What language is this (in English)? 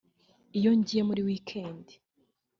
Kinyarwanda